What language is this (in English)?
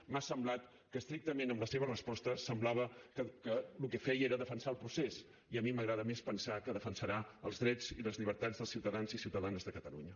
Catalan